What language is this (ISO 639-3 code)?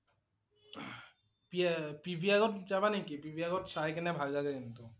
asm